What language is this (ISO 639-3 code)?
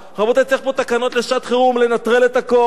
heb